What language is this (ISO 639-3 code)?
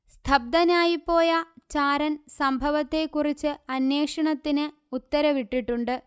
mal